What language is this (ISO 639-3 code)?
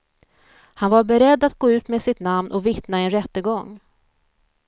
swe